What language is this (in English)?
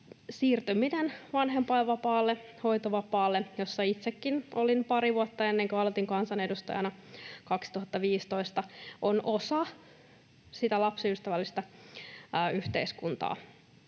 Finnish